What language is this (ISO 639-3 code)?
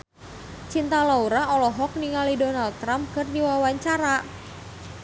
sun